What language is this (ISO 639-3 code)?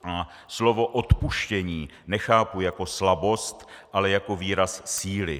ces